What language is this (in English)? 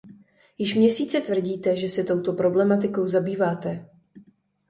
Czech